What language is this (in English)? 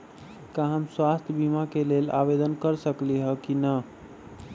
Magahi